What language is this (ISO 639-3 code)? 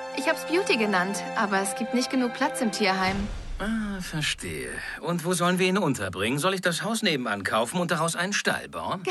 deu